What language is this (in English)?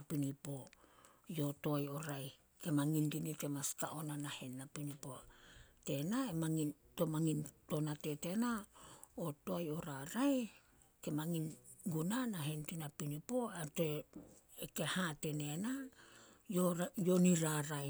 Solos